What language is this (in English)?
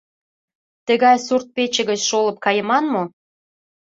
Mari